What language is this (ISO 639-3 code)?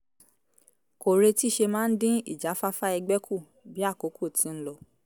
yor